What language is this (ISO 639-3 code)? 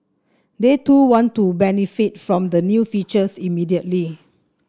eng